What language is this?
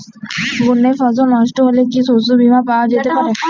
Bangla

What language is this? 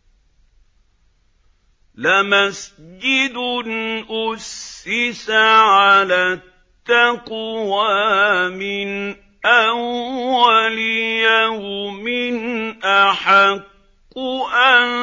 Arabic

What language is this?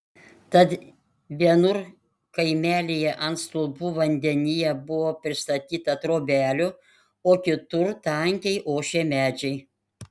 Lithuanian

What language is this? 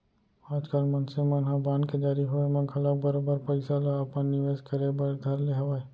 Chhattisgarhi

